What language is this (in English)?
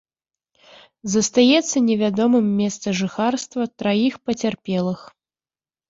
Belarusian